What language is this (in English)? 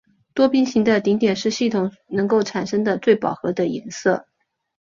Chinese